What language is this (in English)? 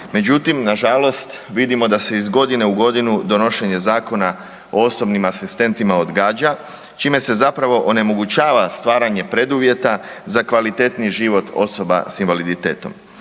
Croatian